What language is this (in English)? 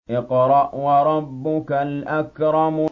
Arabic